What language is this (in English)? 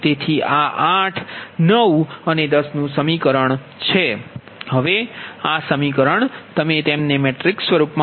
Gujarati